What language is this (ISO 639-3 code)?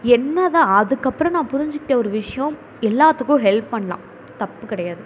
tam